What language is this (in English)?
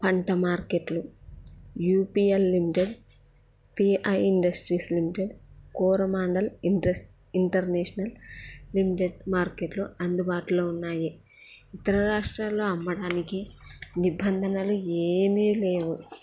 Telugu